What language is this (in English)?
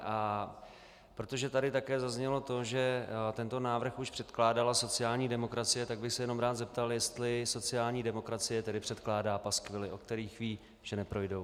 Czech